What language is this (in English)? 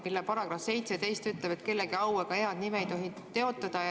Estonian